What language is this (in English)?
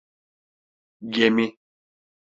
Turkish